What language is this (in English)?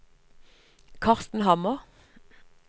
Norwegian